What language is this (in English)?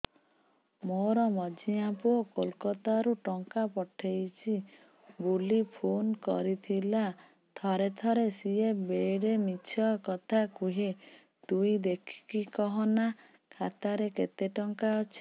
Odia